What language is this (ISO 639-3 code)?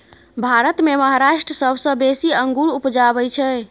mai